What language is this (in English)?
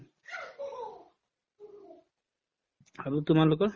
Assamese